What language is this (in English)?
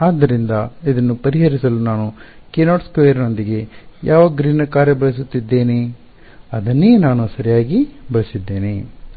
Kannada